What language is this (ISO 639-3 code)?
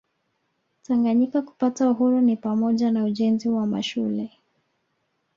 swa